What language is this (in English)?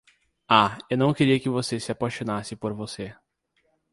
Portuguese